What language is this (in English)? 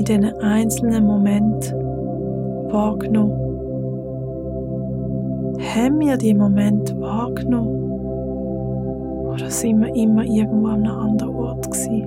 German